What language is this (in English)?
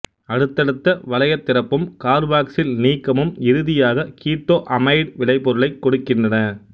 Tamil